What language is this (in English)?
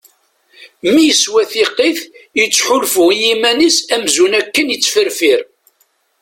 Kabyle